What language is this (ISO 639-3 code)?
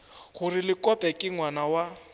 nso